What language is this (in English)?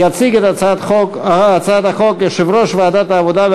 Hebrew